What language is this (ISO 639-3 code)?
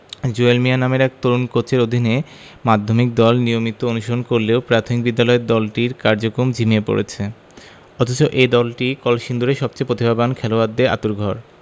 ben